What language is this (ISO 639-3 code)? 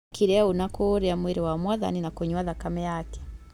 kik